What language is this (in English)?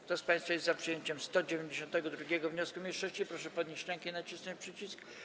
Polish